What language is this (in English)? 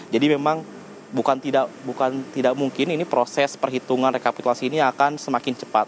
Indonesian